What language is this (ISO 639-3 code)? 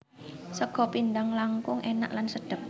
jav